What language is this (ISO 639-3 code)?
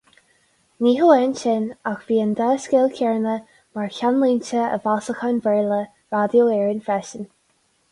gle